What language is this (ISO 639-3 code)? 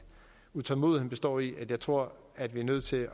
dan